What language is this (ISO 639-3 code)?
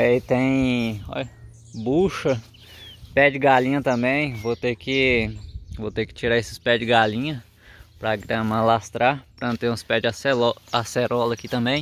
por